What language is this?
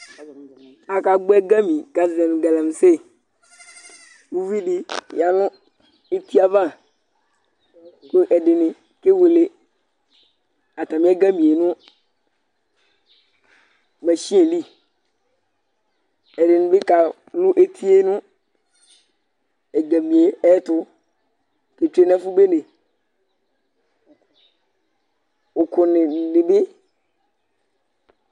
Ikposo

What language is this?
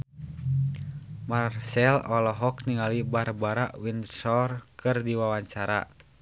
Sundanese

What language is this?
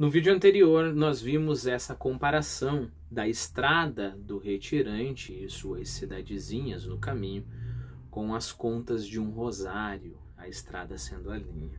Portuguese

